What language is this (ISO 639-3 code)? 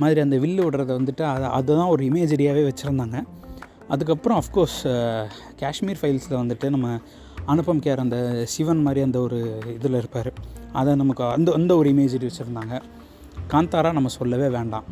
tam